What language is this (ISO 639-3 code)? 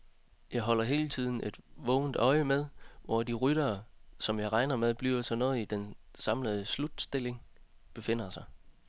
dan